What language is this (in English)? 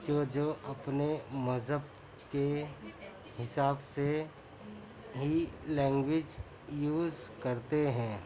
Urdu